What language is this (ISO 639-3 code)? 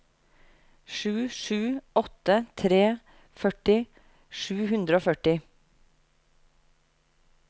nor